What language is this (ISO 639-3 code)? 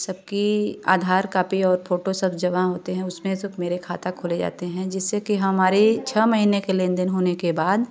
hin